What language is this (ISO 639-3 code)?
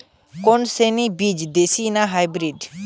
ben